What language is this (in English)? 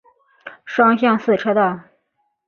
Chinese